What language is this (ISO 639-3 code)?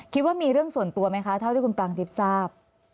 tha